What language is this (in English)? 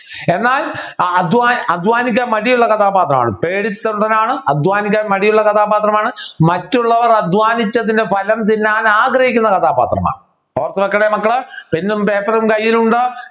Malayalam